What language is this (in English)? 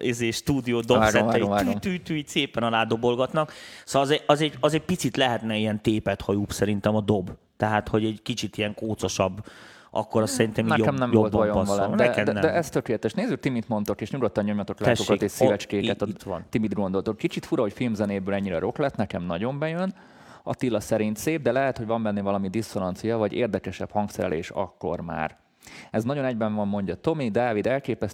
Hungarian